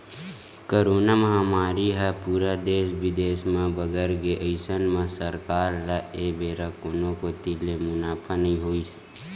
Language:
Chhattisgarhi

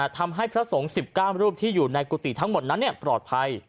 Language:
Thai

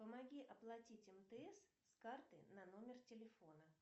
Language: Russian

